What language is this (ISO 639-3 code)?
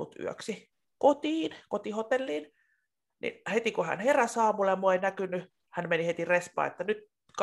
fin